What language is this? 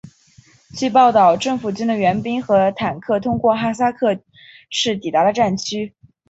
Chinese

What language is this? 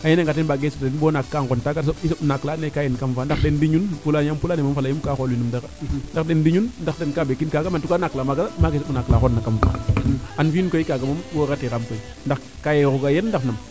Serer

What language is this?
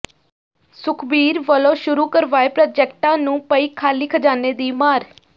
Punjabi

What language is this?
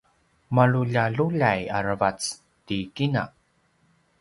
Paiwan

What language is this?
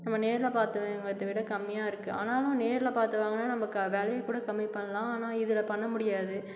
Tamil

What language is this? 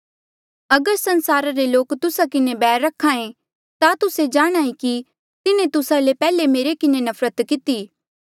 Mandeali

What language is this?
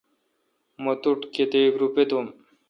Kalkoti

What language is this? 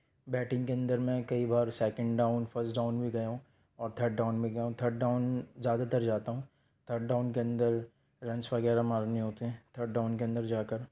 Urdu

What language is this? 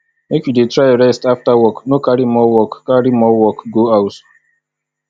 Nigerian Pidgin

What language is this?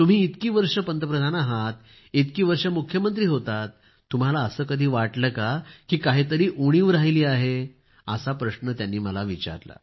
Marathi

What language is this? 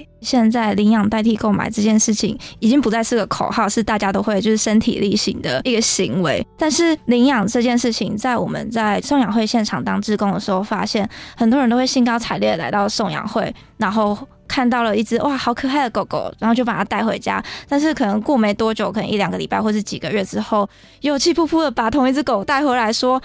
Chinese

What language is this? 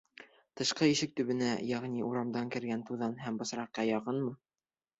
Bashkir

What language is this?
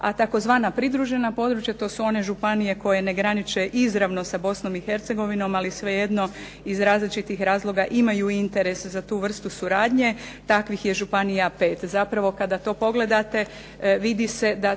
Croatian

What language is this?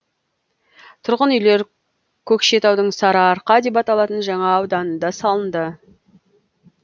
Kazakh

